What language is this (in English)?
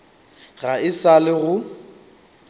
Northern Sotho